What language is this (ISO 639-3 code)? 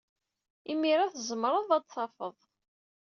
kab